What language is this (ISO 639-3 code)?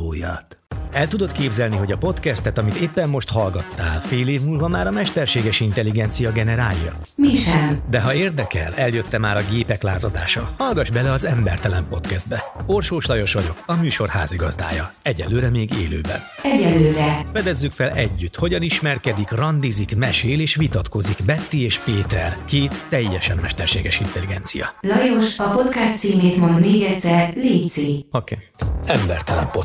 hun